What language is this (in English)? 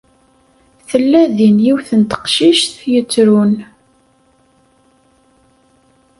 Kabyle